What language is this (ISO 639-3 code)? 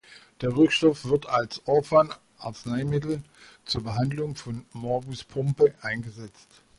deu